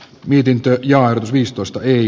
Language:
Finnish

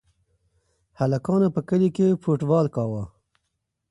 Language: Pashto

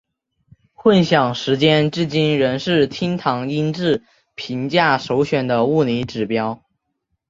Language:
Chinese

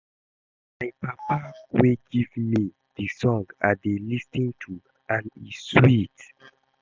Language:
Nigerian Pidgin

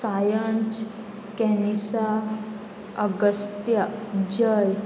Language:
Konkani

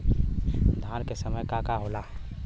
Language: Bhojpuri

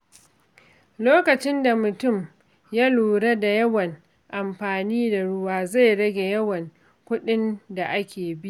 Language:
Hausa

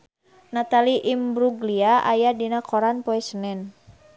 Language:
Sundanese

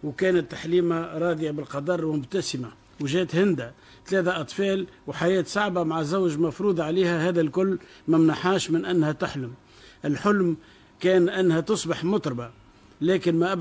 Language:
Arabic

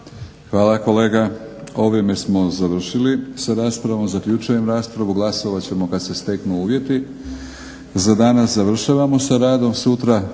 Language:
Croatian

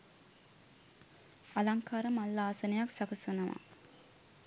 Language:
Sinhala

